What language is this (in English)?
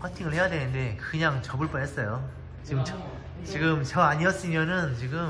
Korean